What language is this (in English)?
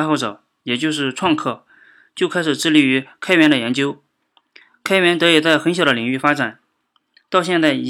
Chinese